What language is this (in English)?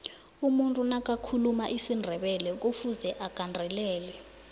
South Ndebele